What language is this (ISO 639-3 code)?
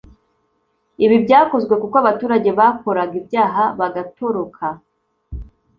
kin